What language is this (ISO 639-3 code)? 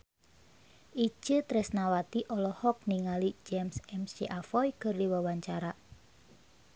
sun